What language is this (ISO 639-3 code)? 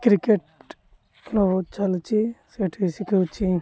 ori